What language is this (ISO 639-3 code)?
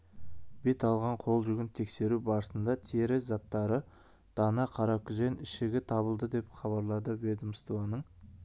kaz